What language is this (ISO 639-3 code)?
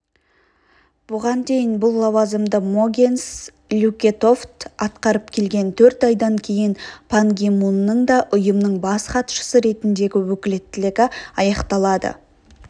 kaz